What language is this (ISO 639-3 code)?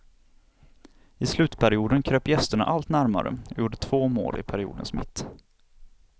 swe